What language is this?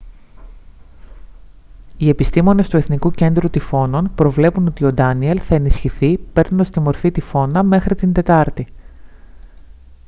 Greek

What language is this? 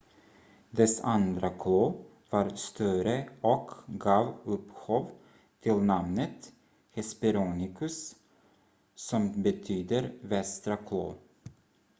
Swedish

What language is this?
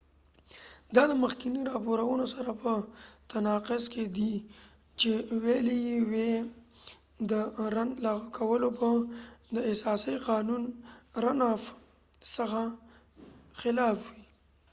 Pashto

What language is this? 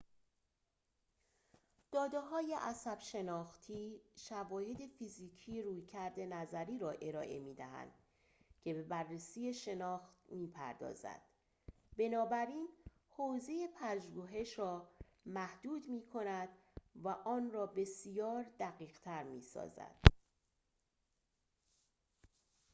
Persian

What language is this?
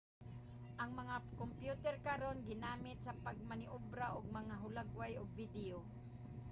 Cebuano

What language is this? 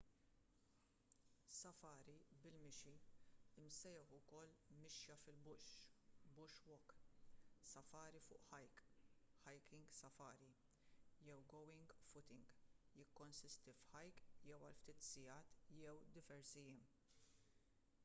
Maltese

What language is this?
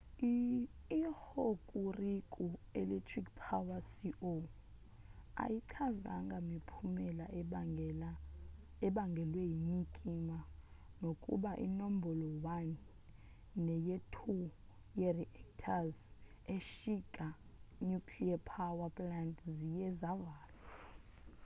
Xhosa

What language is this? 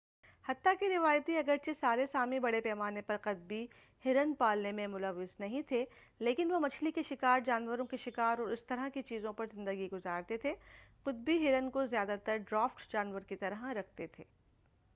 Urdu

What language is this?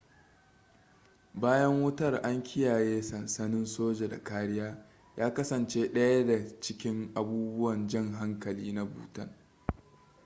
Hausa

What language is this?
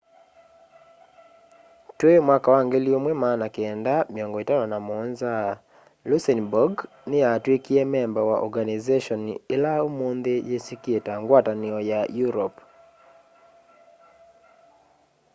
Kamba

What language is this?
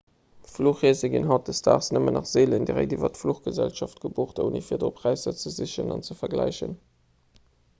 Luxembourgish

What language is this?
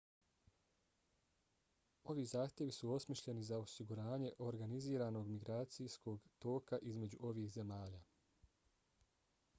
Bosnian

